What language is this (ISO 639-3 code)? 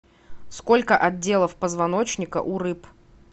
rus